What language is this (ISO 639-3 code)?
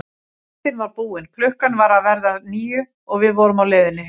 isl